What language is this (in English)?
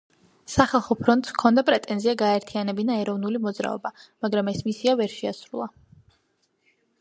Georgian